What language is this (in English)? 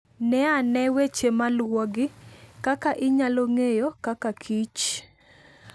Luo (Kenya and Tanzania)